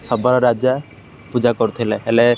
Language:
Odia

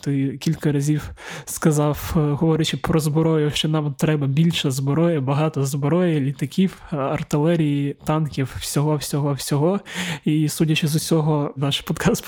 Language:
Ukrainian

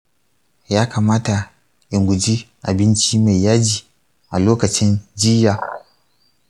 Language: Hausa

